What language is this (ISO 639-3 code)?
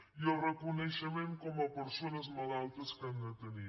cat